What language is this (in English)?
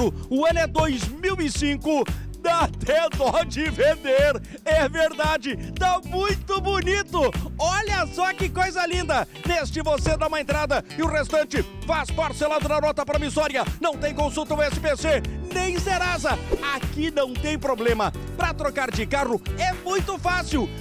Portuguese